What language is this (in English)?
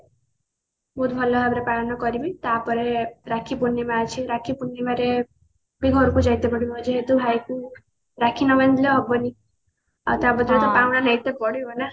Odia